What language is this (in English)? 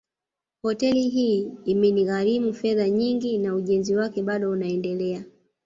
Swahili